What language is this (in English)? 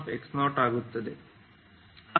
Kannada